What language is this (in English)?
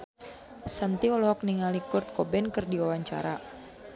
Sundanese